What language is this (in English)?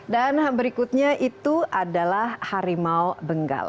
Indonesian